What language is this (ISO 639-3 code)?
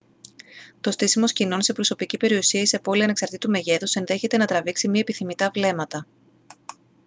ell